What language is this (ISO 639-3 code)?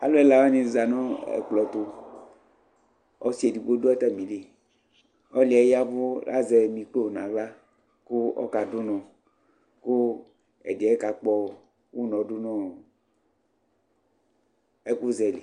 kpo